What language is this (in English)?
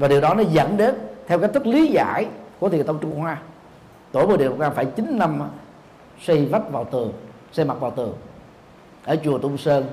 Vietnamese